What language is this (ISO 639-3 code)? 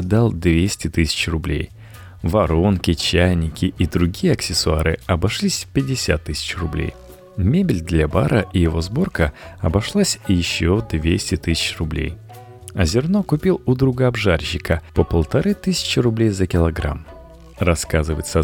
rus